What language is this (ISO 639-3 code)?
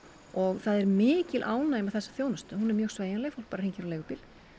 isl